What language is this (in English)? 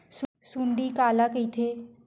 Chhattisgarhi